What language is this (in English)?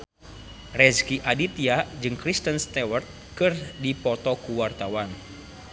Sundanese